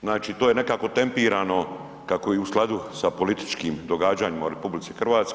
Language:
Croatian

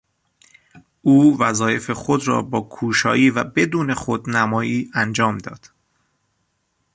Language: Persian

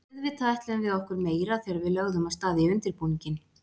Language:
Icelandic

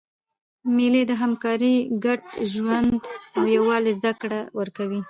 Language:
Pashto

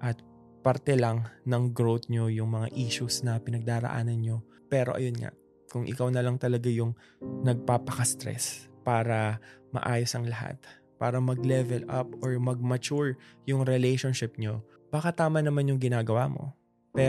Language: Filipino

